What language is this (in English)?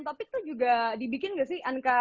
Indonesian